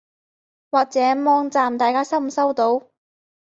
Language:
Cantonese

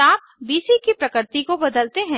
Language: Hindi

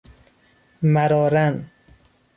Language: Persian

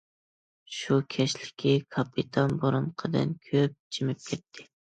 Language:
Uyghur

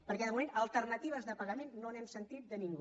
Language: Catalan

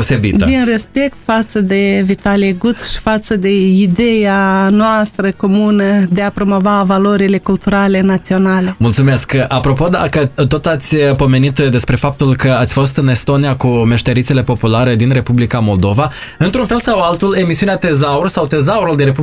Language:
Romanian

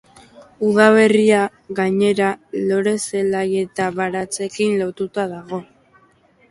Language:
Basque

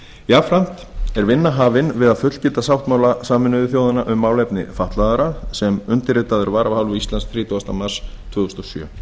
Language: Icelandic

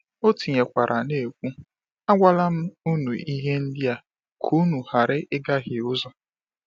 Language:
Igbo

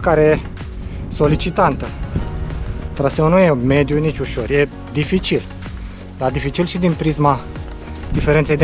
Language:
Romanian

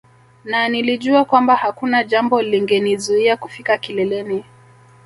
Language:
Swahili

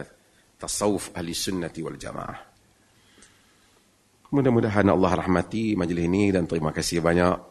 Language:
Malay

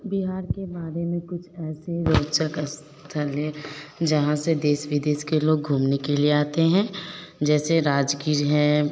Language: Hindi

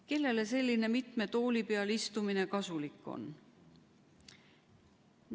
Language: Estonian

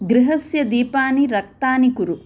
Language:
Sanskrit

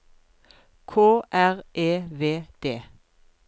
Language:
Norwegian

